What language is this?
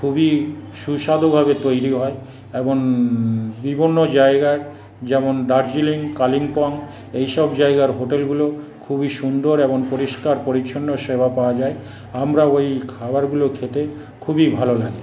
Bangla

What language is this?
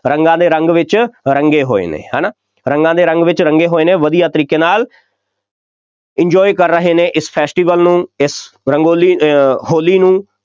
Punjabi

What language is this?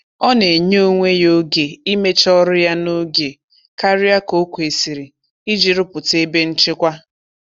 Igbo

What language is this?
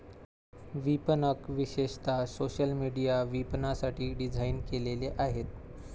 Marathi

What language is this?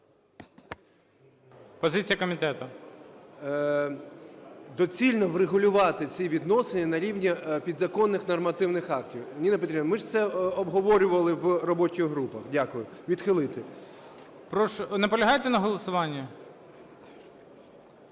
Ukrainian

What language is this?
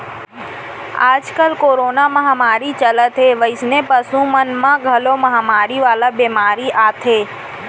Chhattisgarhi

